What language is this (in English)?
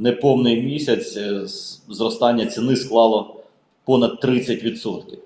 Ukrainian